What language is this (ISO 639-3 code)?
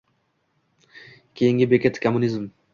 uzb